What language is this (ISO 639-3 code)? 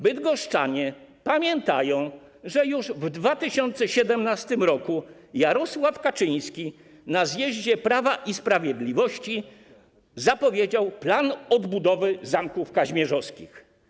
pol